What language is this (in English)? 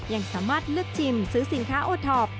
Thai